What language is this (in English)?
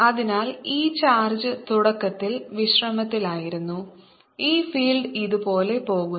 Malayalam